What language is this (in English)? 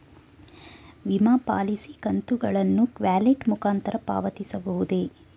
Kannada